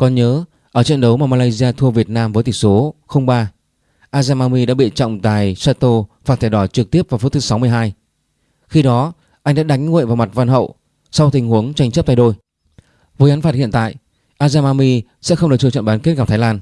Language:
Vietnamese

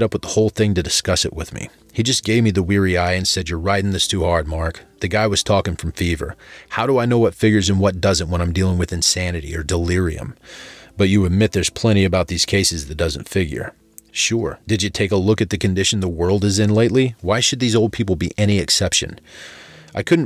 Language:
English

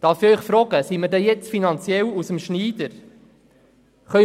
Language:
Swiss German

